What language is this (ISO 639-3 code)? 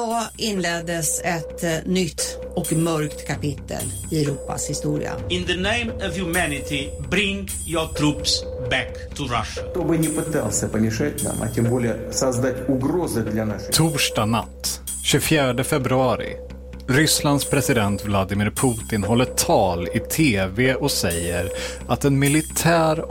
swe